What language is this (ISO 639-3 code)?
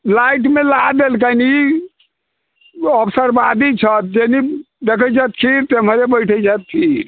mai